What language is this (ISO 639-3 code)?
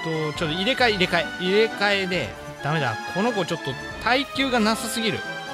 jpn